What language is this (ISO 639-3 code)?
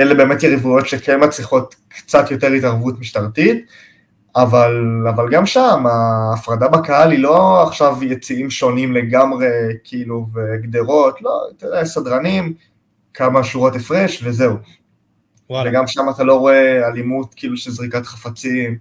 heb